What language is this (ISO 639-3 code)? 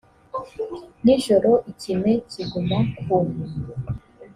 kin